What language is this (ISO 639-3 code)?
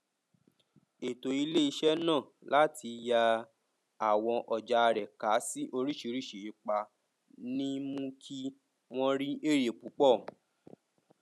yor